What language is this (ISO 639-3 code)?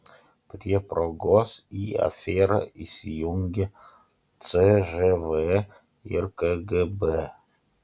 lit